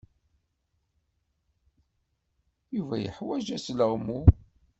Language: Kabyle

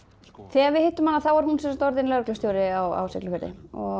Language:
Icelandic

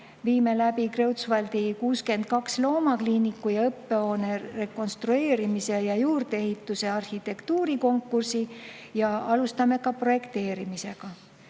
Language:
Estonian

